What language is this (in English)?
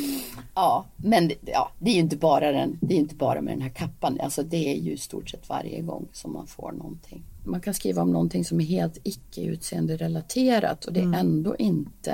Swedish